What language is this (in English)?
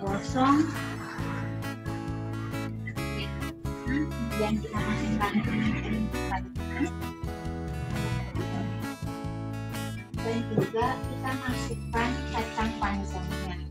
Indonesian